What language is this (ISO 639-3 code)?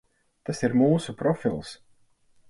lav